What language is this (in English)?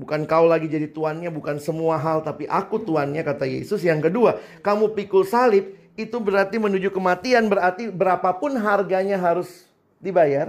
Indonesian